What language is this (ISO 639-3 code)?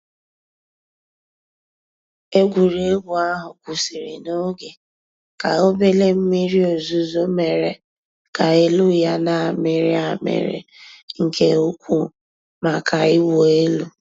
ibo